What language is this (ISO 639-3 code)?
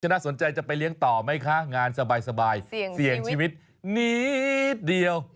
tha